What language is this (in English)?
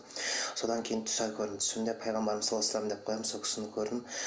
Kazakh